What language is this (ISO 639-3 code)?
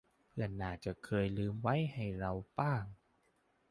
tha